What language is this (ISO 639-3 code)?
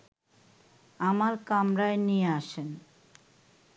ben